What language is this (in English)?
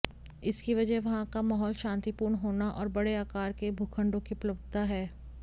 Hindi